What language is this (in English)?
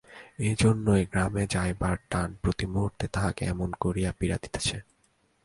Bangla